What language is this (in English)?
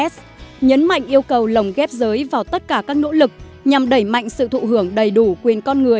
Vietnamese